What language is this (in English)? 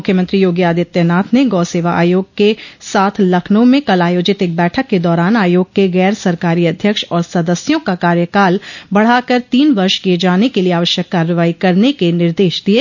Hindi